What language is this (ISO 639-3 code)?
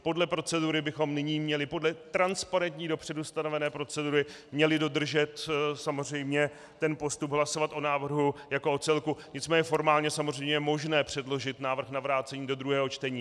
ces